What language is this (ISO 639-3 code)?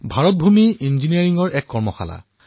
asm